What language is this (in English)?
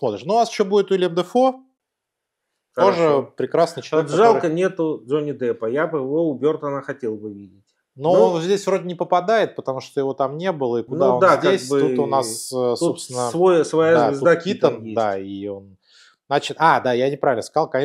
Russian